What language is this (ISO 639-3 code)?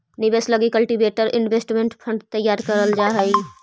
mag